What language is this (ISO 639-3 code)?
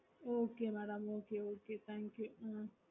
tam